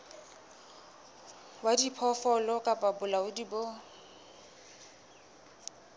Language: Southern Sotho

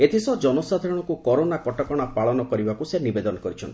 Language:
Odia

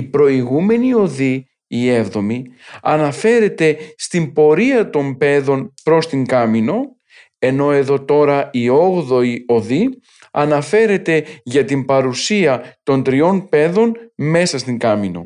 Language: Greek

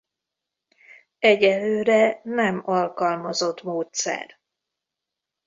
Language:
Hungarian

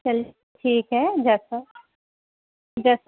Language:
Urdu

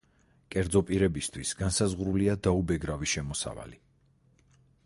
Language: Georgian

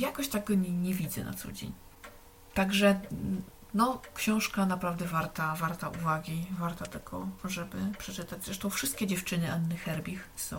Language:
Polish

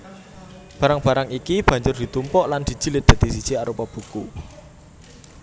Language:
Javanese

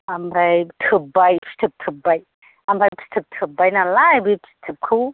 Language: Bodo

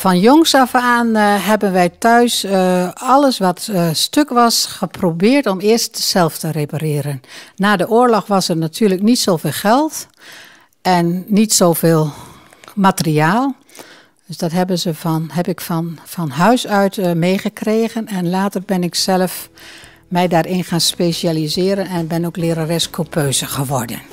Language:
Dutch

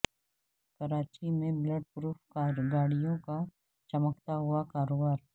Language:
Urdu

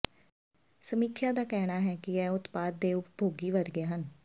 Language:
Punjabi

